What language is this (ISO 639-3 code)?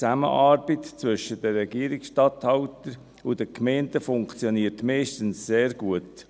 gsw